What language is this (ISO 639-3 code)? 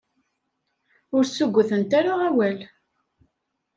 kab